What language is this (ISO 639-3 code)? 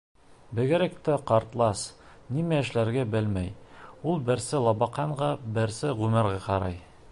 bak